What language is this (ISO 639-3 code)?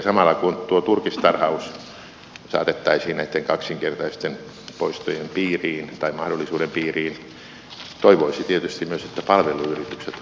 fin